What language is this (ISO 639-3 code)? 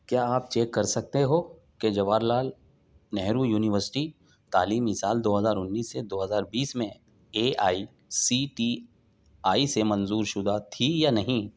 urd